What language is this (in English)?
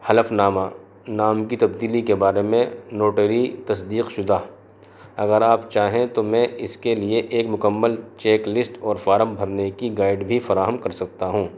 Urdu